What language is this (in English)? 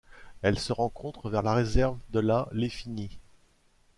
French